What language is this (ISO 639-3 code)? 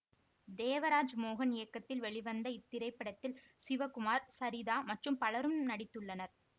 tam